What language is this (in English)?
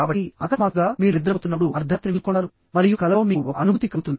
Telugu